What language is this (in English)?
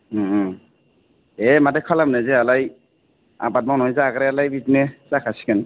Bodo